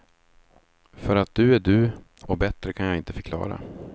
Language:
Swedish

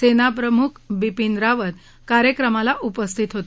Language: Marathi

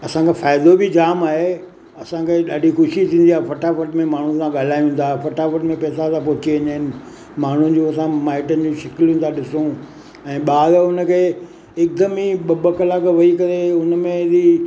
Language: Sindhi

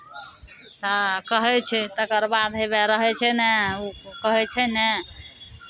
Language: Maithili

